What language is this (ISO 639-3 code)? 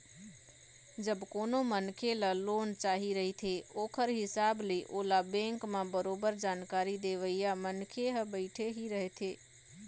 hne